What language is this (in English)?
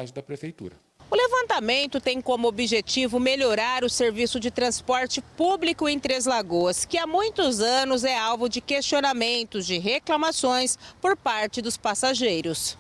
Portuguese